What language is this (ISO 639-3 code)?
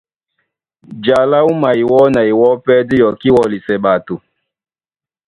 dua